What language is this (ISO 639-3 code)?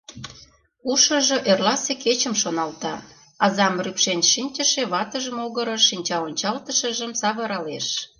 chm